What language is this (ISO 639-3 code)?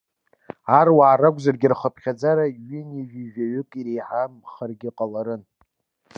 abk